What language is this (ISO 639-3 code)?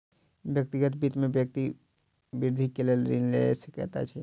mai